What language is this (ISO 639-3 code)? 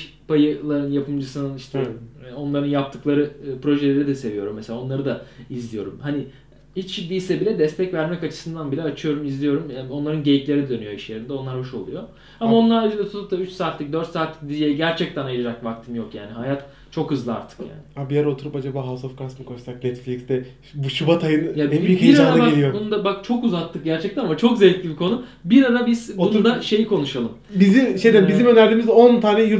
tur